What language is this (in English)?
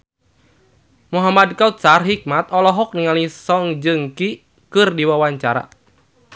Sundanese